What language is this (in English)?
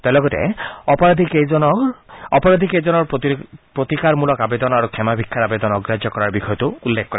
Assamese